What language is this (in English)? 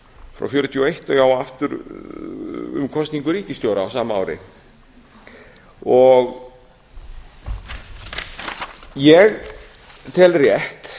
Icelandic